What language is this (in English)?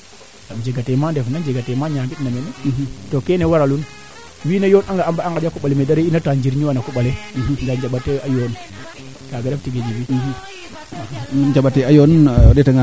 Serer